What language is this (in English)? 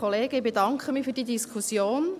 Swiss German